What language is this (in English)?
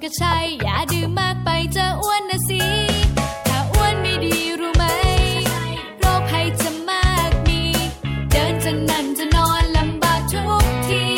Thai